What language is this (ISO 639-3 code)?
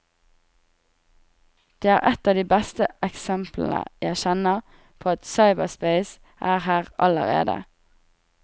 nor